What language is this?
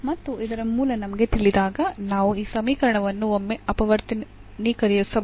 Kannada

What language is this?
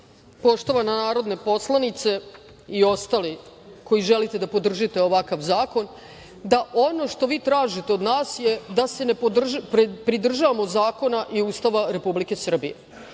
Serbian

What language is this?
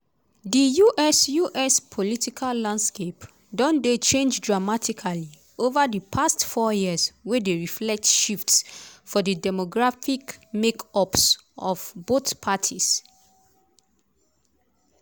Nigerian Pidgin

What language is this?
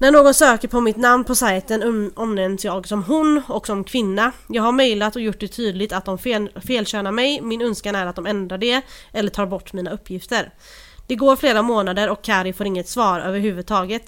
Swedish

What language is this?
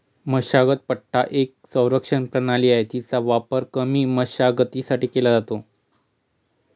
Marathi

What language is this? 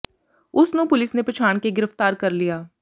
Punjabi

